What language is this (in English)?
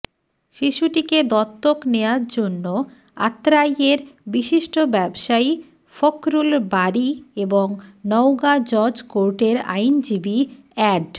Bangla